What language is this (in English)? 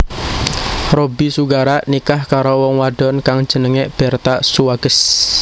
Javanese